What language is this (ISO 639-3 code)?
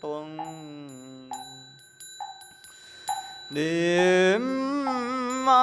vie